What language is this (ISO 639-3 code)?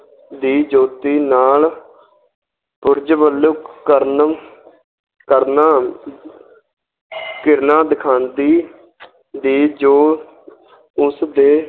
pan